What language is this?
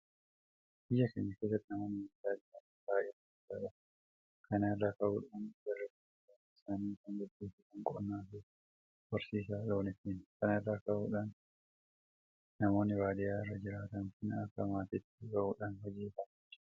Oromo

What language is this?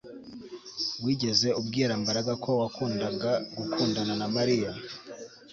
Kinyarwanda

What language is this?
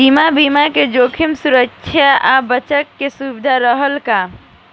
Bhojpuri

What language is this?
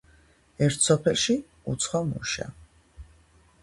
Georgian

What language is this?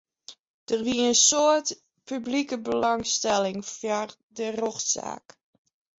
Western Frisian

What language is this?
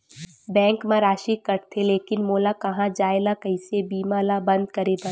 Chhattisgarhi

